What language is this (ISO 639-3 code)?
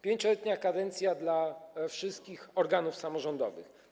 pol